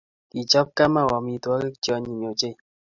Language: Kalenjin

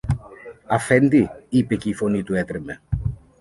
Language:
Greek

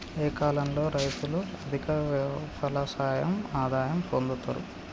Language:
Telugu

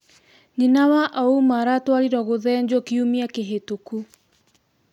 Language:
Kikuyu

